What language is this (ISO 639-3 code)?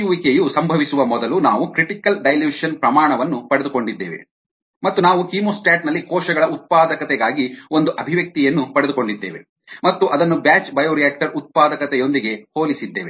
kan